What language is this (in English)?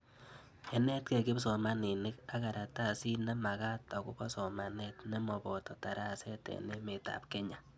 Kalenjin